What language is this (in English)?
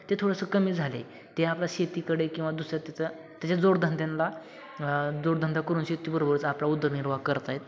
Marathi